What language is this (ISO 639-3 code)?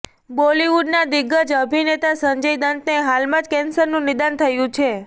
guj